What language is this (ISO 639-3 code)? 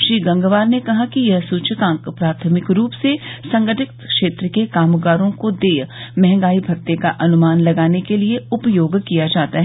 hin